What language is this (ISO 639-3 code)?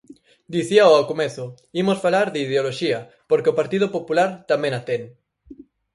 glg